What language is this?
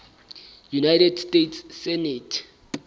Southern Sotho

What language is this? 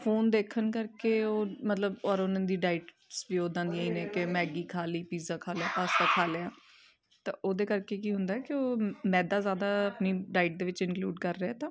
Punjabi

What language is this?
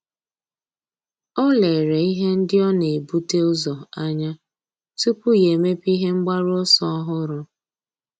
Igbo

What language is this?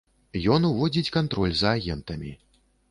Belarusian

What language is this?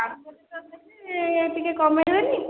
Odia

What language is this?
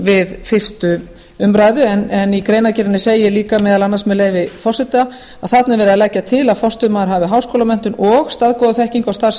Icelandic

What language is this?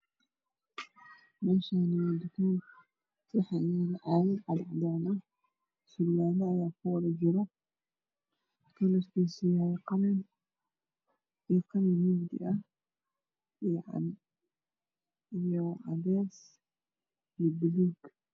Somali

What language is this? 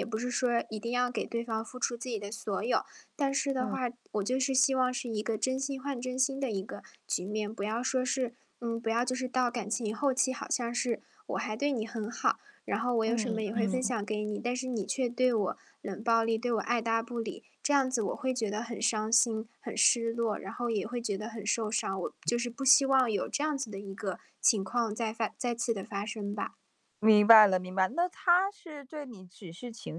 Chinese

